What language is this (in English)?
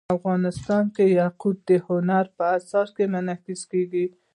Pashto